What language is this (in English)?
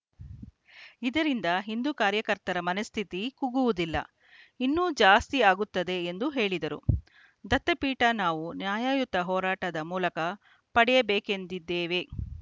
Kannada